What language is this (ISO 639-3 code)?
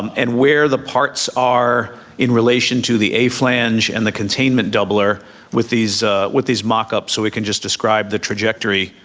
eng